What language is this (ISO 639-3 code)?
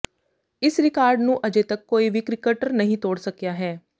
pan